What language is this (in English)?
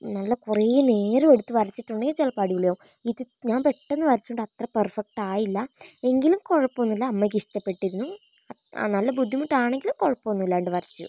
Malayalam